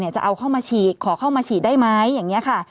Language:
Thai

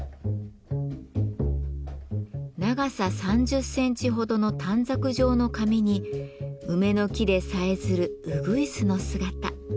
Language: Japanese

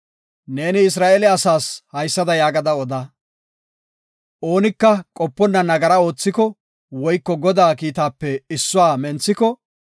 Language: Gofa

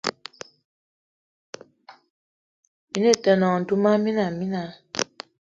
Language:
Eton (Cameroon)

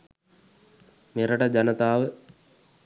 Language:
Sinhala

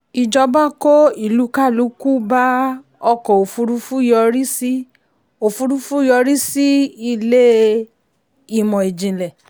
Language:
Yoruba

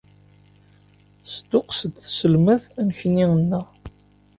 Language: Kabyle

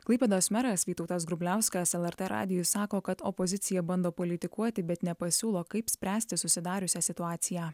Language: Lithuanian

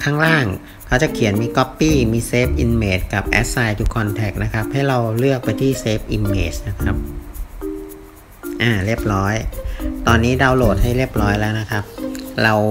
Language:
Thai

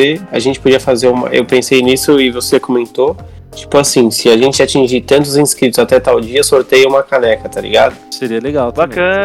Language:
Portuguese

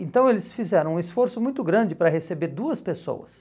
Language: Portuguese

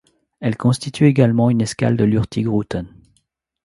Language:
French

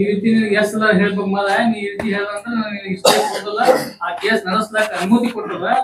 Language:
Kannada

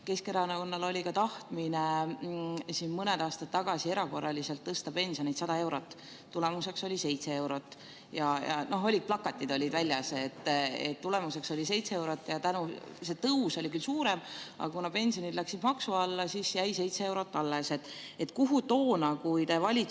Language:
Estonian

